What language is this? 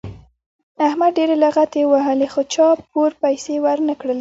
Pashto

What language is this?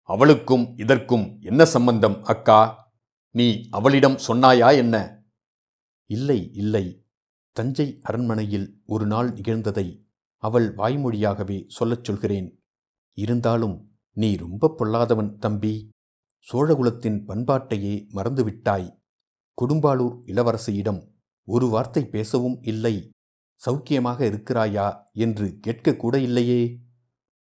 Tamil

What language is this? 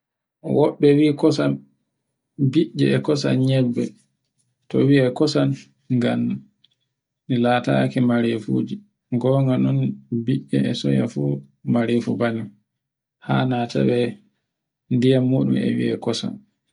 Borgu Fulfulde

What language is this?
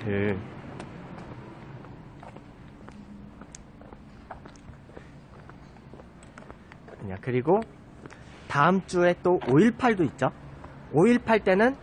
Korean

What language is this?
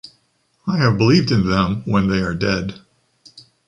English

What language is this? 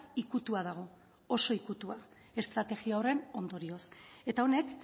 Basque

